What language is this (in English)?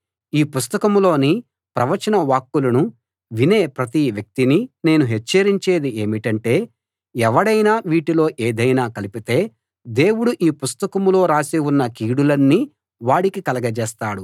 Telugu